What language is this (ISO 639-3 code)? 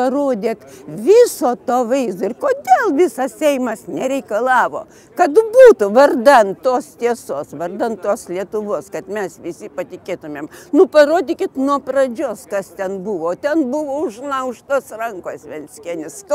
lit